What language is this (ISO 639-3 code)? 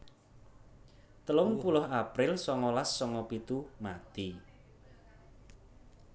jav